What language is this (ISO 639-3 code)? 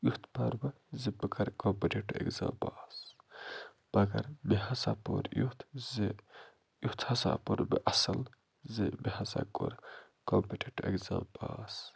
kas